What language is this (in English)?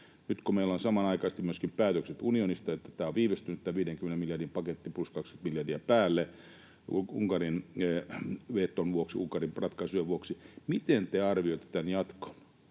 Finnish